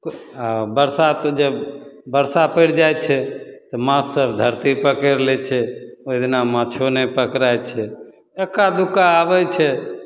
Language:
Maithili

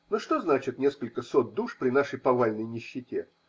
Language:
Russian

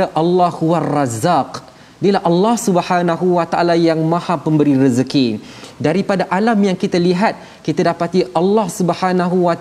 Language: Malay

